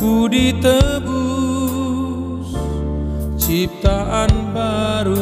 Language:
Indonesian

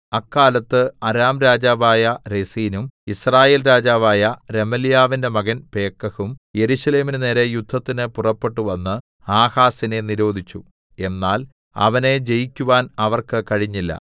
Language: Malayalam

